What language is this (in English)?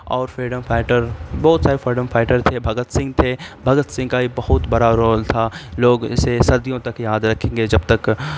Urdu